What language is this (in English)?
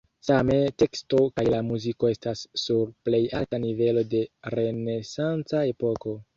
Esperanto